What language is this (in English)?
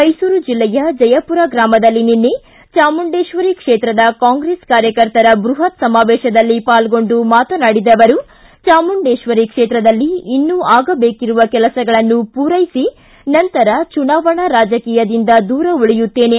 Kannada